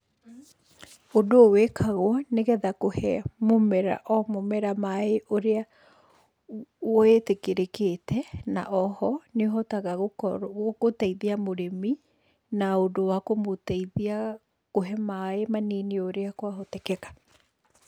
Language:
Kikuyu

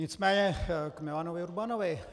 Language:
Czech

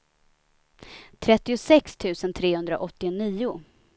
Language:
Swedish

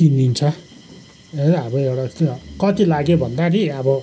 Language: Nepali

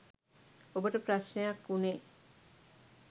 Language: Sinhala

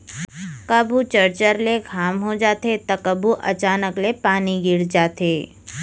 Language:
Chhattisgarhi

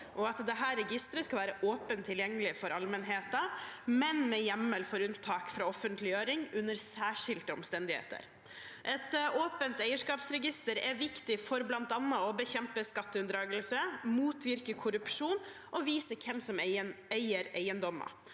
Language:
Norwegian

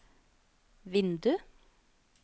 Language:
Norwegian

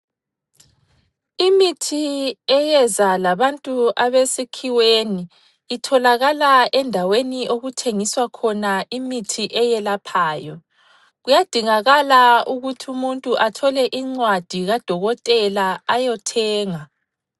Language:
North Ndebele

